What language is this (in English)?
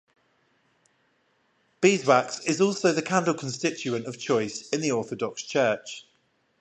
English